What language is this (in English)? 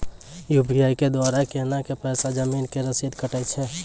Maithili